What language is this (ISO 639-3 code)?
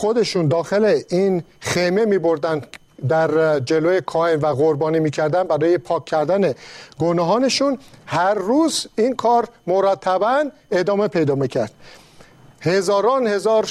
fas